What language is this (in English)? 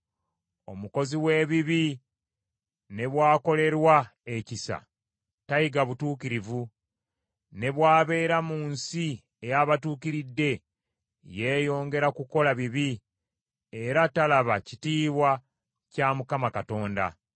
Ganda